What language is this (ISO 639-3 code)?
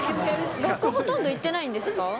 jpn